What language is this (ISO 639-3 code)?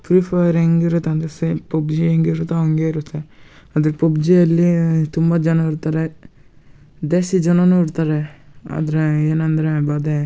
kan